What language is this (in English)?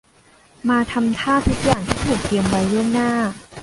Thai